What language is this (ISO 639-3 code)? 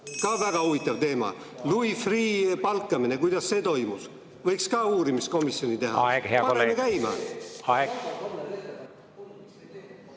est